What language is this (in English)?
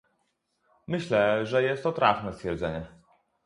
Polish